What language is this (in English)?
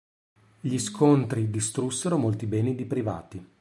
Italian